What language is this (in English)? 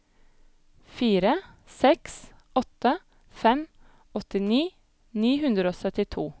Norwegian